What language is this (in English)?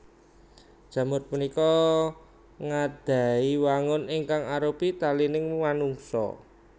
Javanese